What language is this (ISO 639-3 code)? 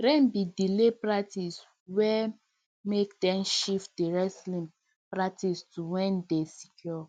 pcm